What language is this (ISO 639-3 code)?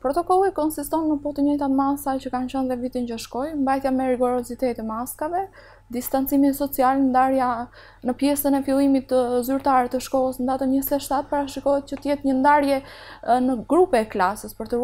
ron